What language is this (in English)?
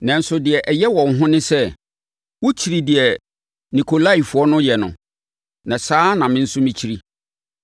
Akan